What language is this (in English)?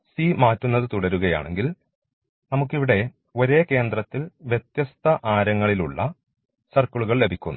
Malayalam